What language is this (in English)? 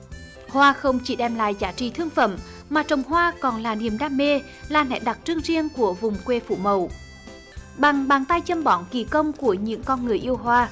Vietnamese